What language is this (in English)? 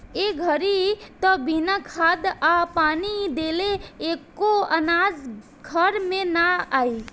Bhojpuri